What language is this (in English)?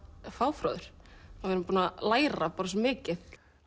Icelandic